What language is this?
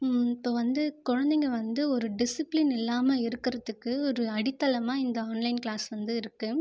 Tamil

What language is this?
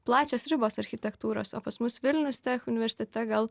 Lithuanian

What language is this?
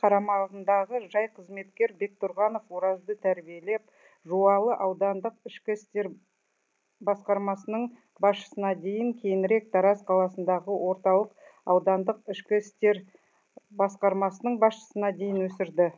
Kazakh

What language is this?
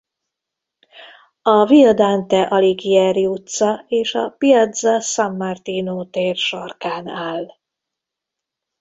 Hungarian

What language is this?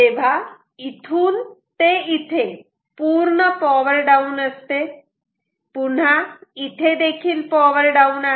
Marathi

